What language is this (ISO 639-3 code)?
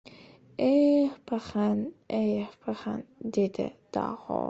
uzb